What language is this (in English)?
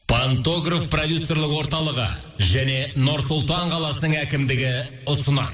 Kazakh